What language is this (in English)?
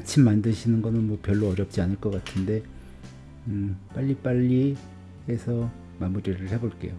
Korean